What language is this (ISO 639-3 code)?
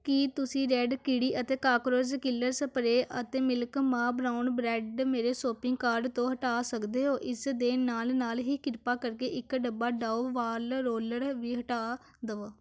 pan